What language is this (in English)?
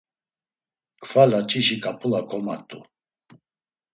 Laz